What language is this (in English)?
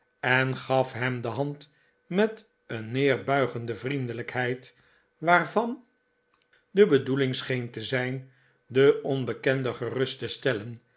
Dutch